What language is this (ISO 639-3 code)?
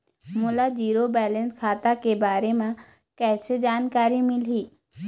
hne